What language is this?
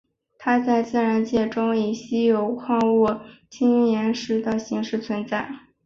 Chinese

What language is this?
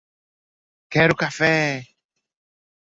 Portuguese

